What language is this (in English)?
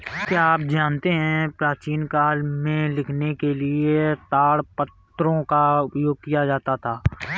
Hindi